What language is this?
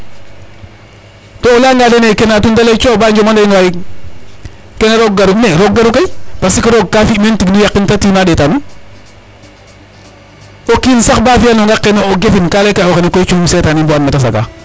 Serer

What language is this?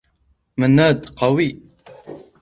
Arabic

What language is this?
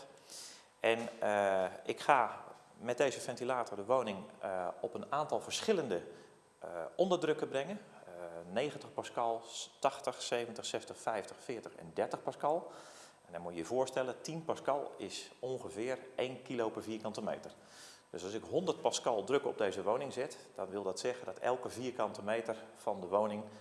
Dutch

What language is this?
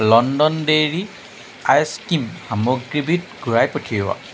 Assamese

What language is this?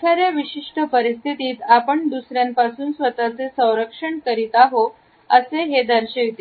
Marathi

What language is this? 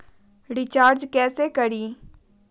Magahi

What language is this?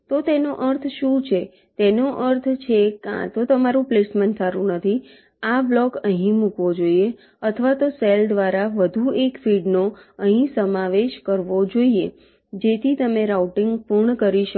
Gujarati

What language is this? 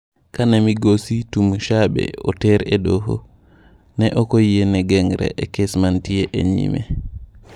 Luo (Kenya and Tanzania)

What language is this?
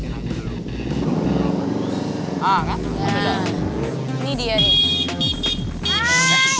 Indonesian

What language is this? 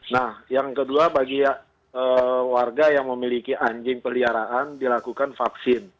Indonesian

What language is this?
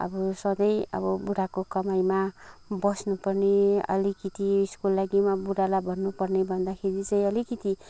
Nepali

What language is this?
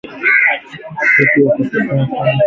Swahili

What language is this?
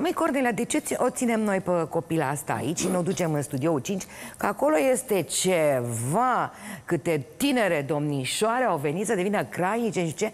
Romanian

